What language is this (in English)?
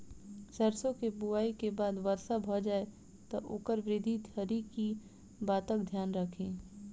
Maithili